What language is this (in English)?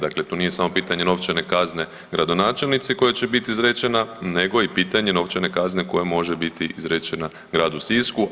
Croatian